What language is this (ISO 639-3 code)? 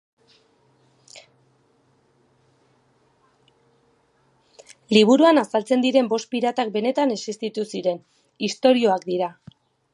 eus